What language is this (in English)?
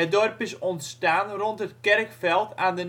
Dutch